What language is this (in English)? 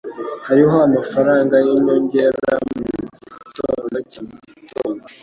Kinyarwanda